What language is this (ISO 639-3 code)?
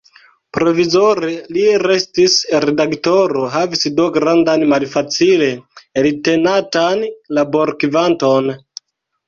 epo